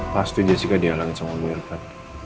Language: Indonesian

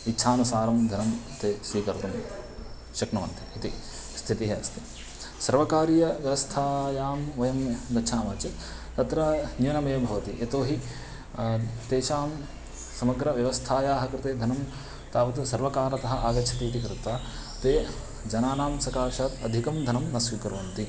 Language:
Sanskrit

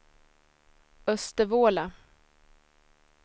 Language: Swedish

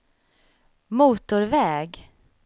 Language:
Swedish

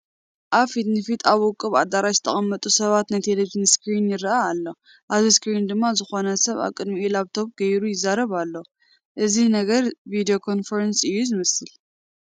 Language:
Tigrinya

